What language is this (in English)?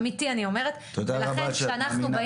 Hebrew